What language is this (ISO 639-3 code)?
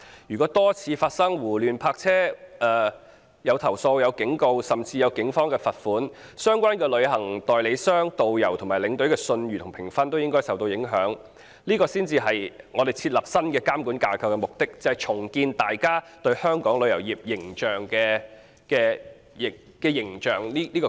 yue